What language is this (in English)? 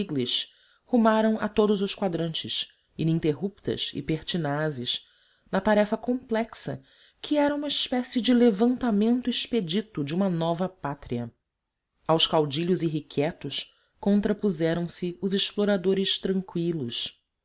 Portuguese